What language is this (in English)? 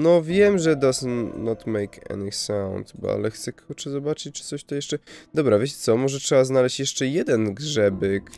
Polish